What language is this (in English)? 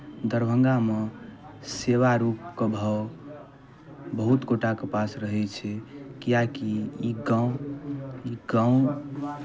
Maithili